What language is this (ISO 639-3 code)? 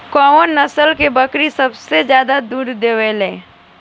bho